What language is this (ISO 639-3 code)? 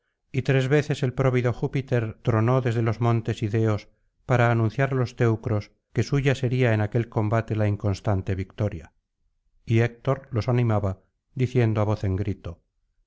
spa